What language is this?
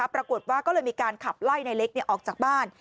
Thai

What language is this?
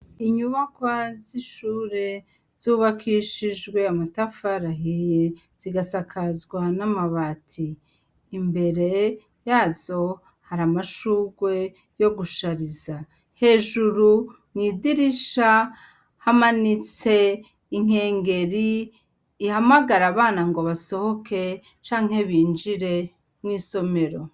Rundi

